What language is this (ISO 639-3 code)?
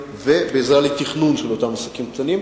heb